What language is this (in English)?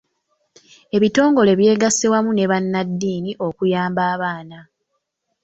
Ganda